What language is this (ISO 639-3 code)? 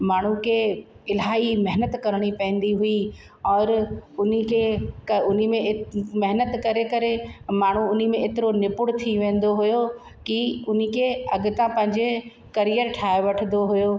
snd